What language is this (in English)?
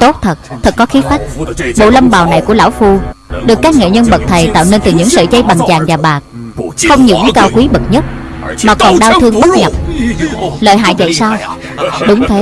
Vietnamese